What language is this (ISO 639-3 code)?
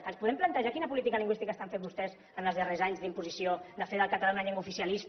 cat